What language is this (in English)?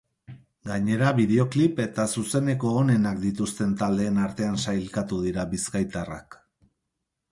Basque